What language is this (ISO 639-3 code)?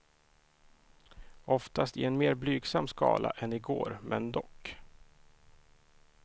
swe